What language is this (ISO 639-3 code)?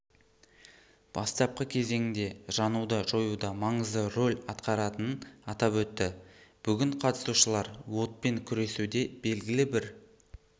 kaz